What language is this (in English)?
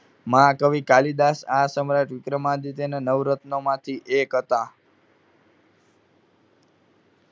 Gujarati